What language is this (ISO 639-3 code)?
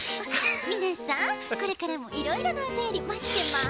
jpn